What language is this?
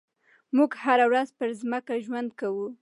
Pashto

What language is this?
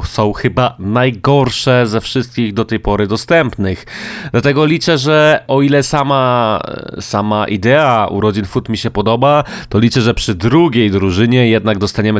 Polish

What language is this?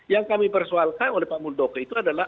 Indonesian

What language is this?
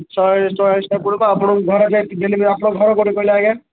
Odia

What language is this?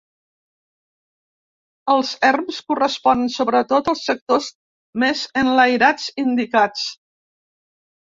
Catalan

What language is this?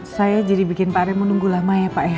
Indonesian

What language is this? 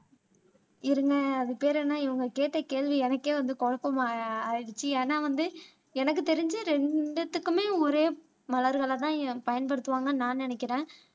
Tamil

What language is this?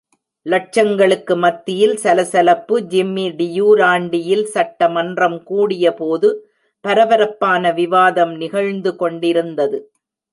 Tamil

